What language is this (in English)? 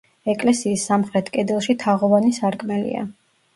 Georgian